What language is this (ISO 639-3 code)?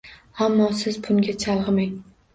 uzb